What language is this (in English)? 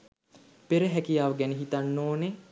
Sinhala